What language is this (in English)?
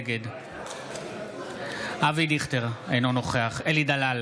Hebrew